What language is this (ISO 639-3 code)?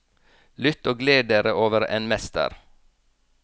nor